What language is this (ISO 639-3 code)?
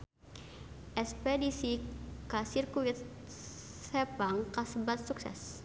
sun